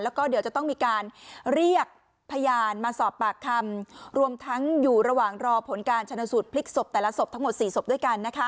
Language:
Thai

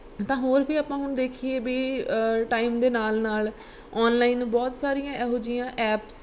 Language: Punjabi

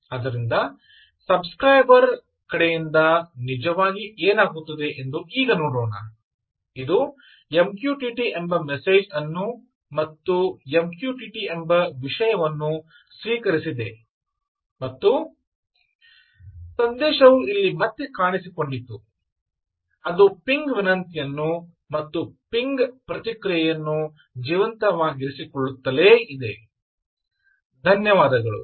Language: Kannada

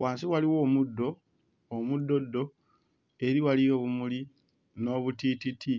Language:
Ganda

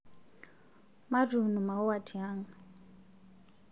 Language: Masai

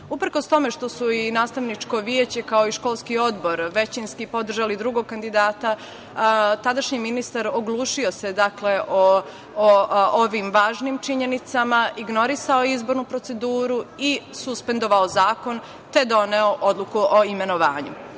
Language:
Serbian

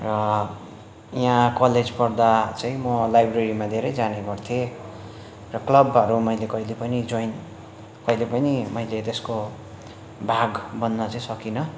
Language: Nepali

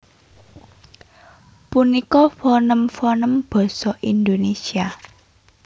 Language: Javanese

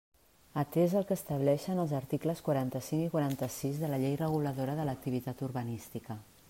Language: Catalan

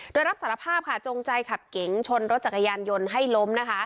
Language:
Thai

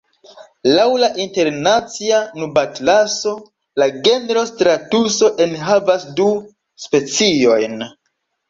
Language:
Esperanto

